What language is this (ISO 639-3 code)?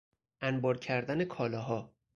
fas